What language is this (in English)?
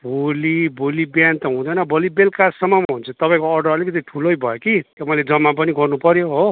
Nepali